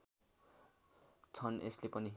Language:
Nepali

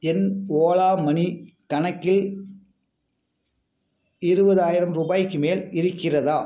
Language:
Tamil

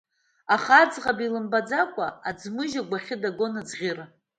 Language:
Abkhazian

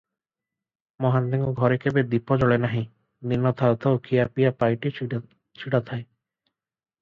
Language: Odia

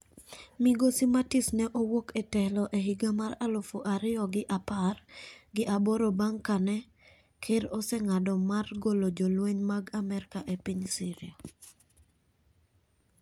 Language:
Luo (Kenya and Tanzania)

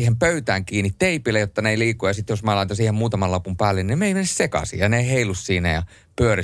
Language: Finnish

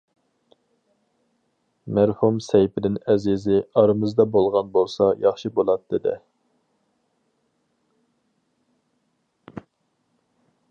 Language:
Uyghur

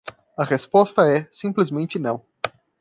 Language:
Portuguese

